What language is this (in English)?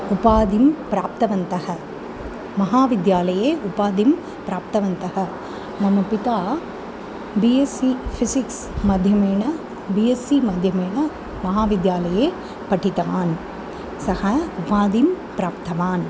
Sanskrit